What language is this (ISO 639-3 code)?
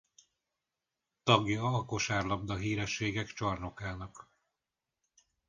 hun